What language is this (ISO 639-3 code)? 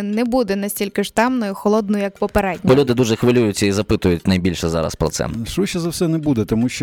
ukr